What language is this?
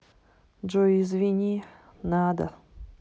Russian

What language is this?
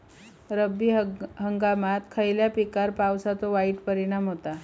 Marathi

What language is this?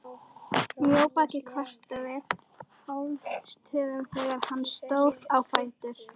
Icelandic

